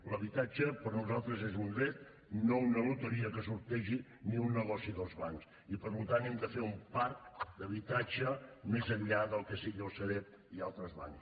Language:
Catalan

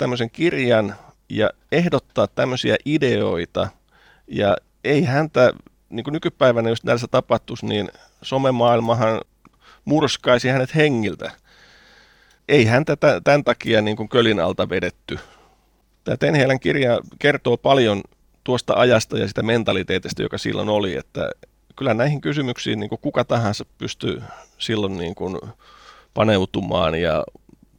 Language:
Finnish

